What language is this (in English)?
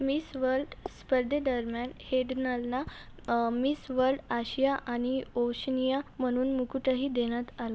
Marathi